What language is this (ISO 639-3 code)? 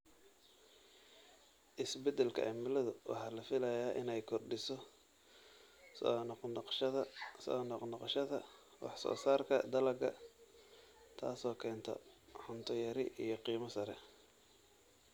som